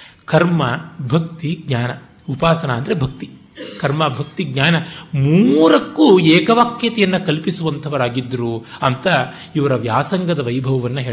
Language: Kannada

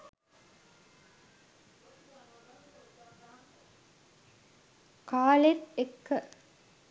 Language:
Sinhala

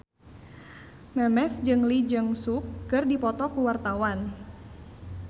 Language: Sundanese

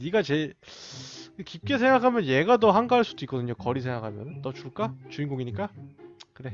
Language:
Korean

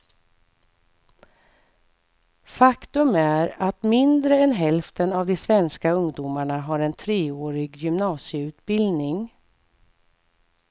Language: Swedish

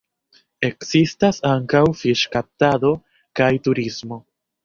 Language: Esperanto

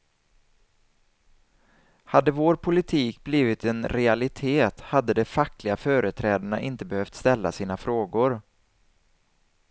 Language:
Swedish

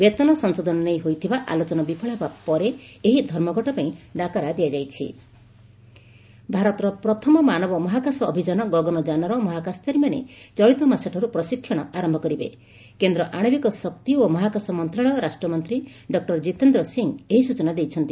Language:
Odia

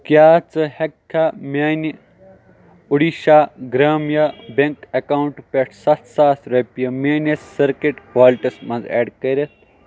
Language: Kashmiri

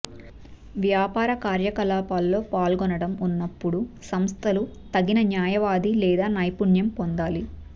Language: Telugu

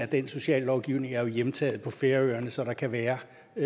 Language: Danish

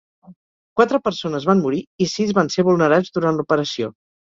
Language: Catalan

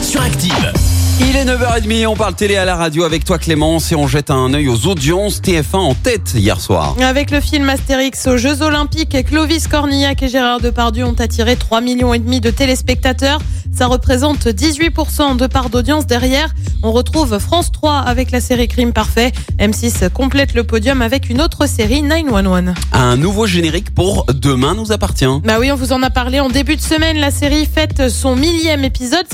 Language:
French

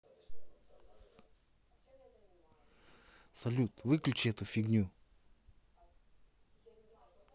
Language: Russian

